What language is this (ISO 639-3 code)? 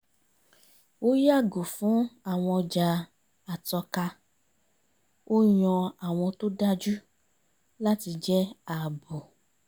yor